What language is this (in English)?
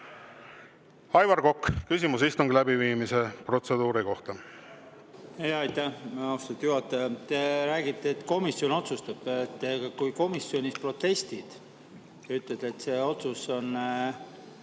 Estonian